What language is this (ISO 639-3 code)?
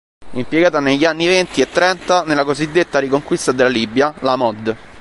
ita